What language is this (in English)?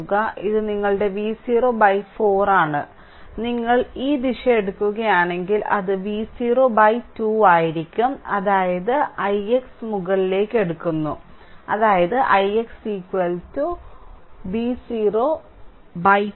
Malayalam